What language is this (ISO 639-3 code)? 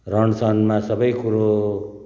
nep